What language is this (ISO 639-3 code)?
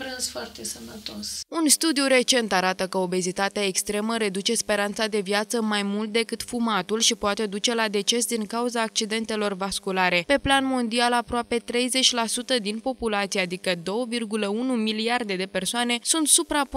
ron